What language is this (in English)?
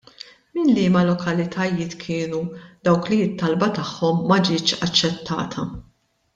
Maltese